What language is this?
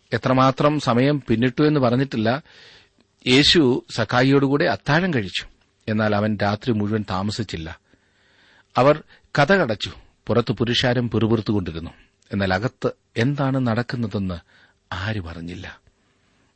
Malayalam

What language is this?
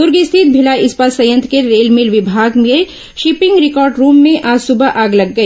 Hindi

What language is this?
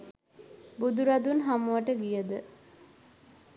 Sinhala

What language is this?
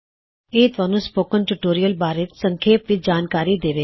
Punjabi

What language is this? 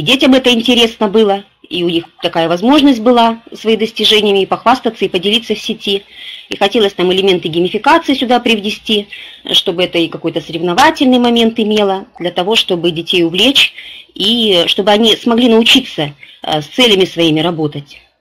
Russian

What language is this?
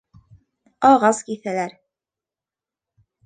Bashkir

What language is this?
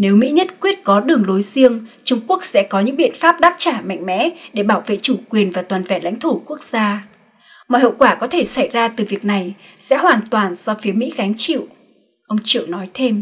Vietnamese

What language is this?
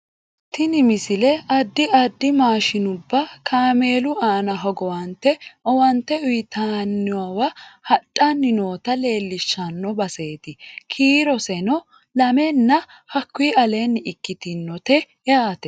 Sidamo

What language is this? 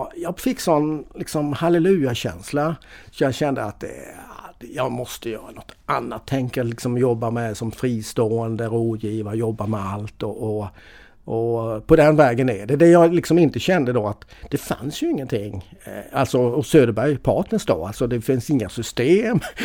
Swedish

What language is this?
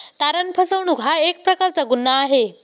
Marathi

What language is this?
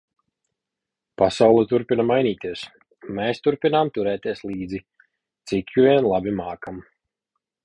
Latvian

